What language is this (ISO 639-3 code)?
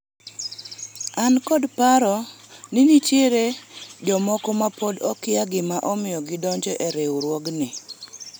luo